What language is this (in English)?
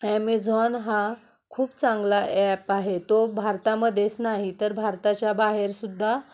Marathi